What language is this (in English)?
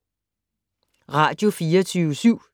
Danish